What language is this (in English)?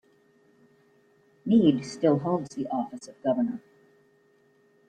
English